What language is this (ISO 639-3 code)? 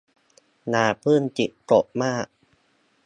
tha